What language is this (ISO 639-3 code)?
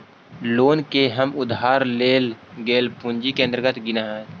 mag